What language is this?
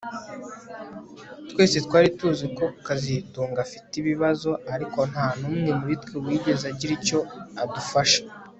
Kinyarwanda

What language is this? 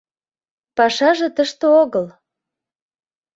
Mari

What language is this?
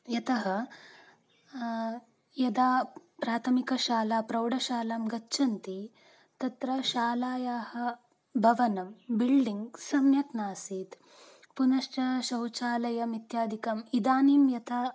Sanskrit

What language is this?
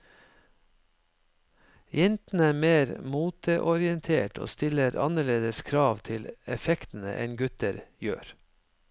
Norwegian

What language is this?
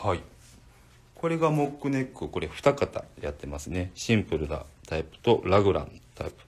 Japanese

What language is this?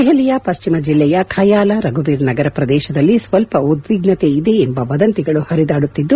Kannada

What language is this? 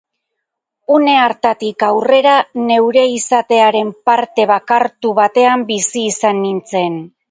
Basque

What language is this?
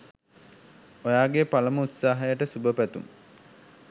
Sinhala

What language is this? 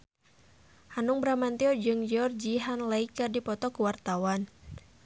Sundanese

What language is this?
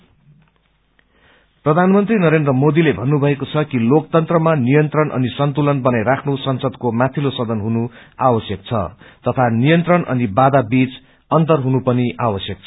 Nepali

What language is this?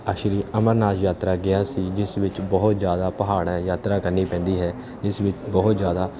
Punjabi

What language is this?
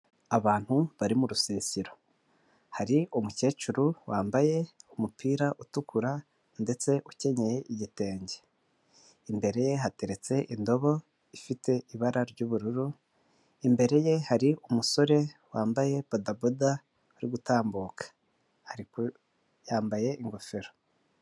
Kinyarwanda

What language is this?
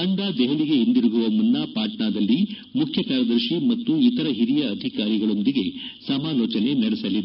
Kannada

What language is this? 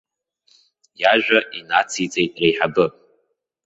Abkhazian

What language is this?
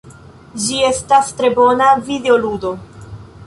Esperanto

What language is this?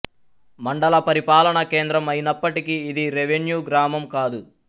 Telugu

